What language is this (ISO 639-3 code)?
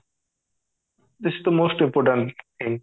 ori